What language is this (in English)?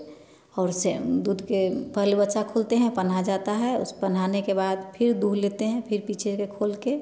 Hindi